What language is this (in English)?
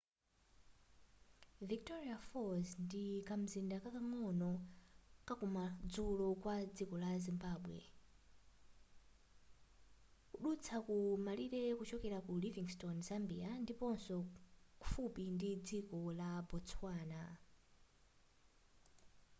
Nyanja